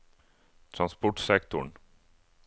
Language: Norwegian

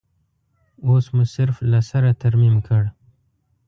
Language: Pashto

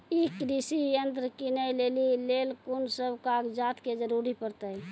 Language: Maithili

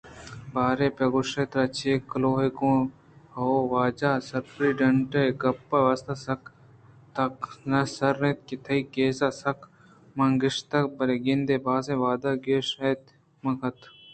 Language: Eastern Balochi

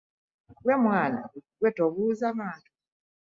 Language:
Ganda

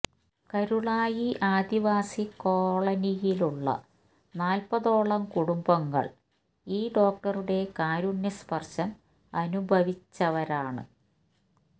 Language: Malayalam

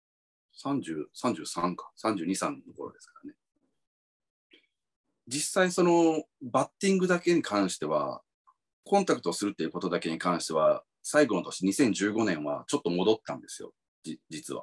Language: Japanese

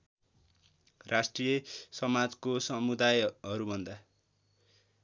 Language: Nepali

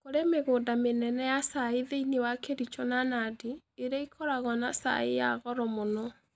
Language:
Kikuyu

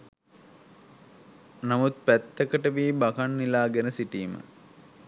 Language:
Sinhala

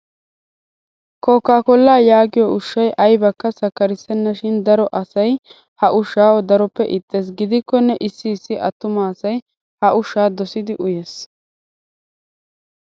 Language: Wolaytta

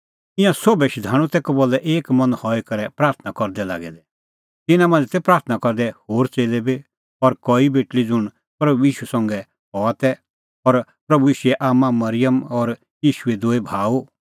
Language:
Kullu Pahari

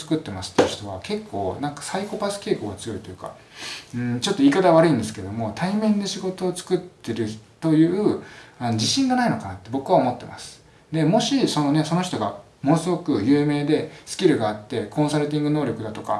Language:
Japanese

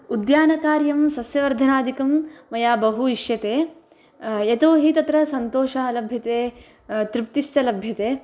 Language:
Sanskrit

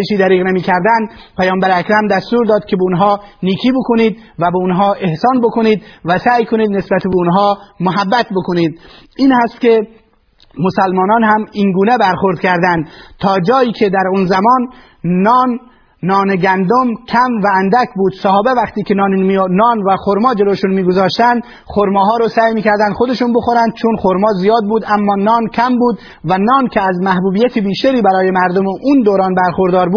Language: Persian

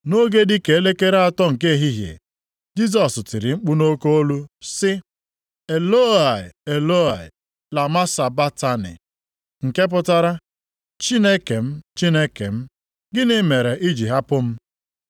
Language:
Igbo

